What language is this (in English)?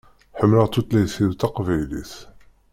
Kabyle